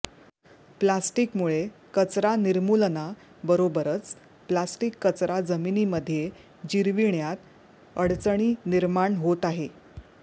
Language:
Marathi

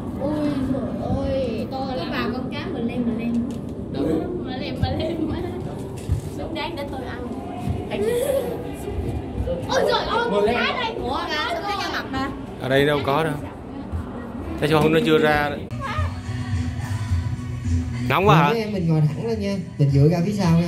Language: Vietnamese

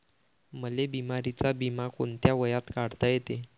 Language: Marathi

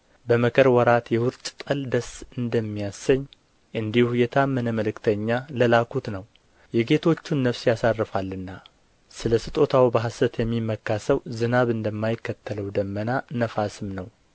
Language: Amharic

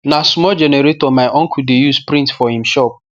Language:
Nigerian Pidgin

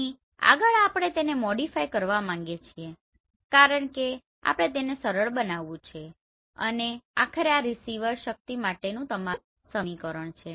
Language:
Gujarati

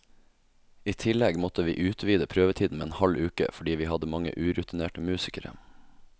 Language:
Norwegian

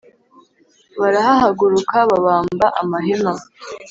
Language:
Kinyarwanda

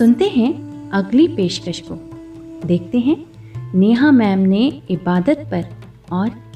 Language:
Hindi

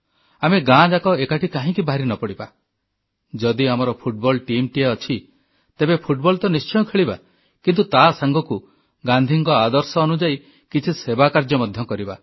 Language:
Odia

